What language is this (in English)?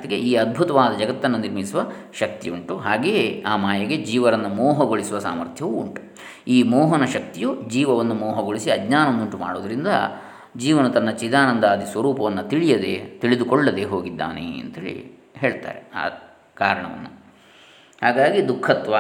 Kannada